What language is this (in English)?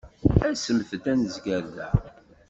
Kabyle